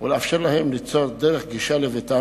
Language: Hebrew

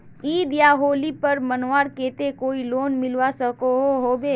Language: Magahi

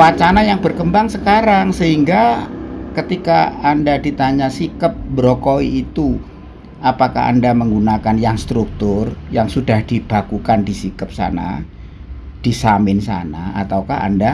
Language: Indonesian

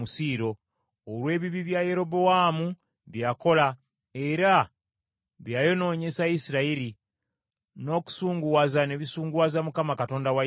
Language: Ganda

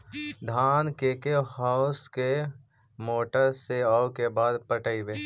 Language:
Magahi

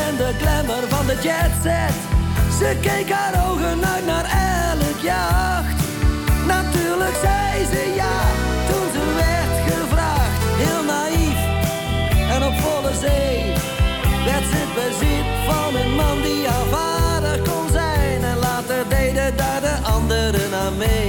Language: Dutch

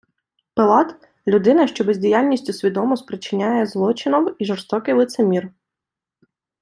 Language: Ukrainian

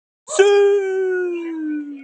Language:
Icelandic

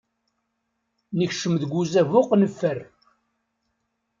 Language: Kabyle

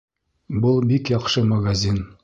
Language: Bashkir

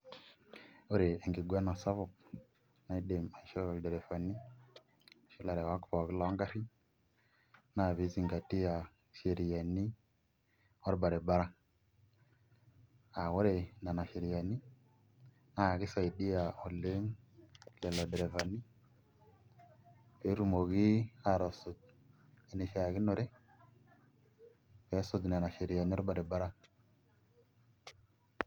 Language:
Masai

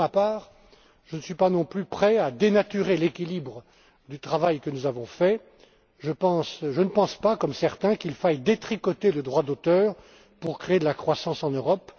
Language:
French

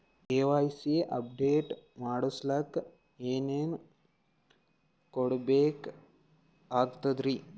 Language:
Kannada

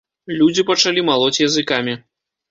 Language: Belarusian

